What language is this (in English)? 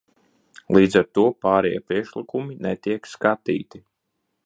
Latvian